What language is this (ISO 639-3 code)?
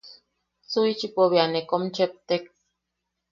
yaq